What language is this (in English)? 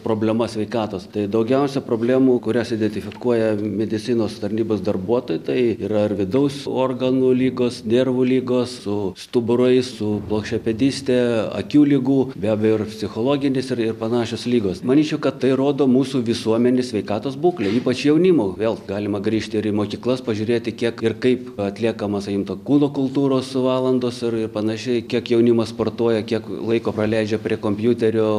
Lithuanian